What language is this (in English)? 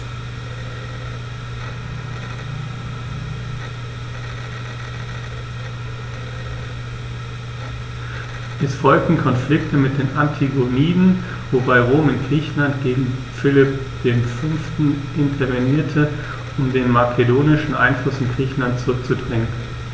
German